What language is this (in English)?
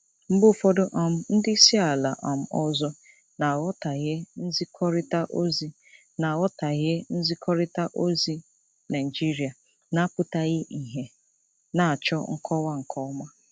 Igbo